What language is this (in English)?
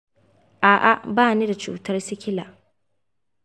Hausa